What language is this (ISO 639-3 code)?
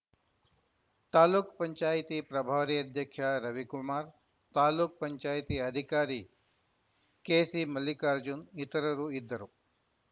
kan